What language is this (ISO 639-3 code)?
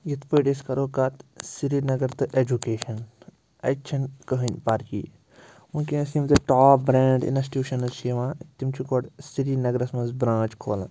kas